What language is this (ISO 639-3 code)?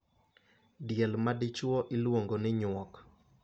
luo